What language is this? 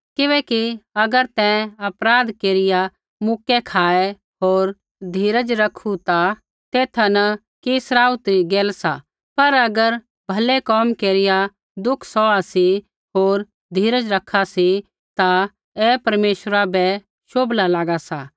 Kullu Pahari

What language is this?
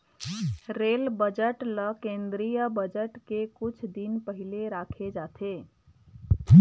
Chhattisgarhi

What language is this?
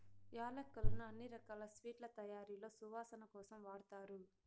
Telugu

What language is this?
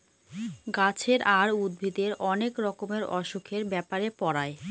Bangla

